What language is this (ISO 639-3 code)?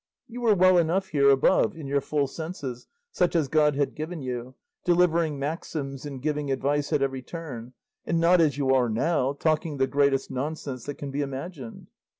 eng